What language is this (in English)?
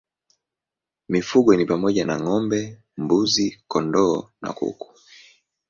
Swahili